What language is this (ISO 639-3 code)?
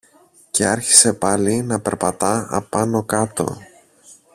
ell